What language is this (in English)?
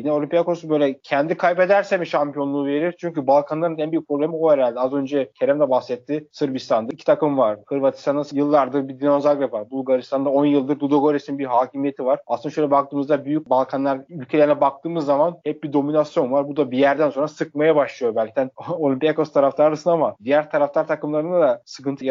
Turkish